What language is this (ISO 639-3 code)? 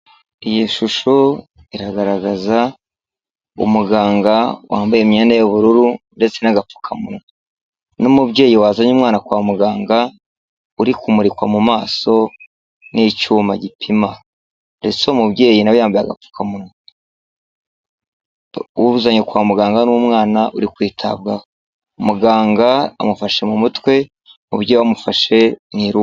kin